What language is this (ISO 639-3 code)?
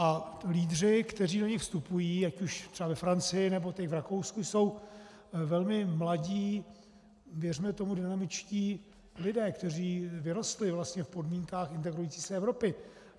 ces